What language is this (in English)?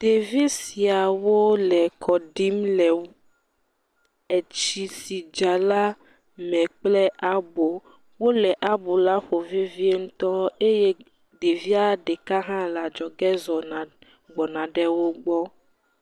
Ewe